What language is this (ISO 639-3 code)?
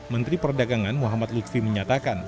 ind